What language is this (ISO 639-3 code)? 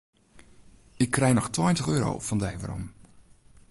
fry